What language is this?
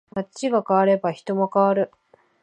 Japanese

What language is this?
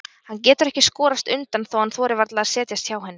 Icelandic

